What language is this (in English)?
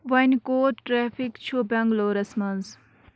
Kashmiri